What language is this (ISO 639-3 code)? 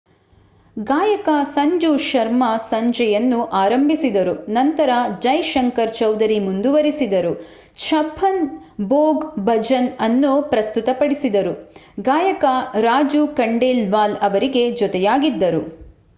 kan